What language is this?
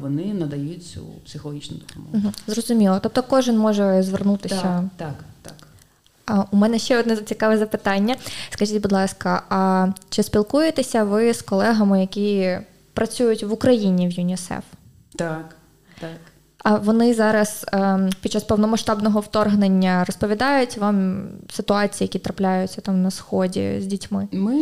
Ukrainian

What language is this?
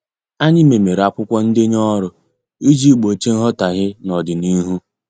Igbo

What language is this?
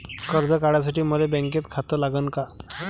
Marathi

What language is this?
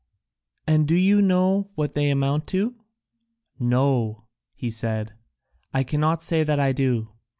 English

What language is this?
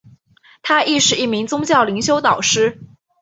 Chinese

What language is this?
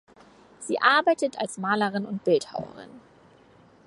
German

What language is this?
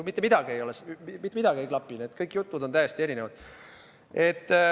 Estonian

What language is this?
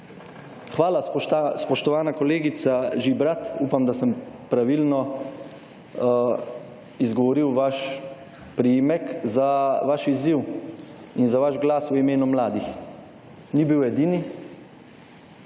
Slovenian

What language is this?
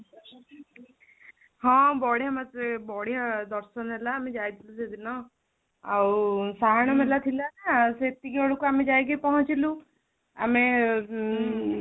Odia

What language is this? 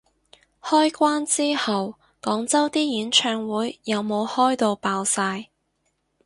Cantonese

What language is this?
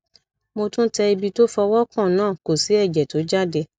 Yoruba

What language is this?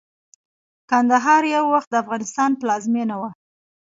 Pashto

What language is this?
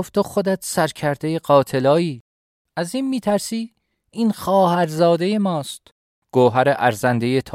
Persian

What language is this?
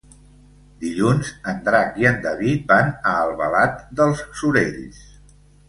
Catalan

